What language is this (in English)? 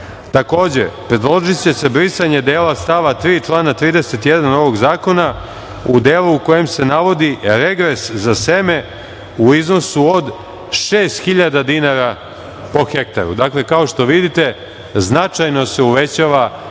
Serbian